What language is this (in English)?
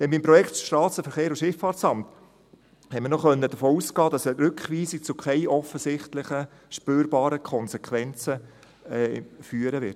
Swiss German